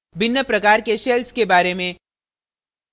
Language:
Hindi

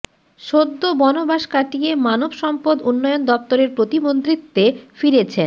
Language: Bangla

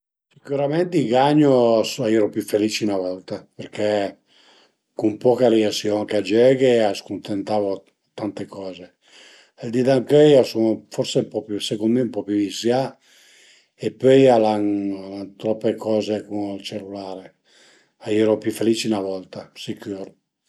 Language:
Piedmontese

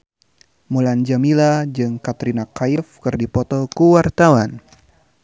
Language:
Sundanese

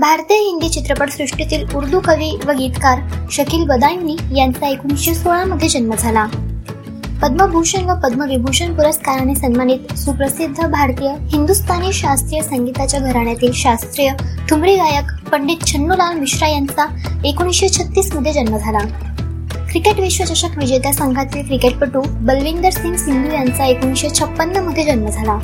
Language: Marathi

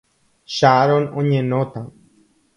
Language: Guarani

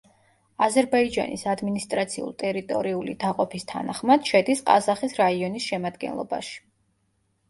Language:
Georgian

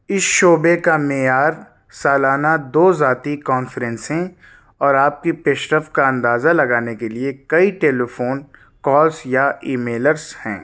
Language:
Urdu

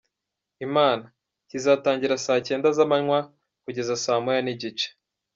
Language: Kinyarwanda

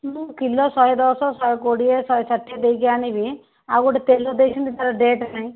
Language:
Odia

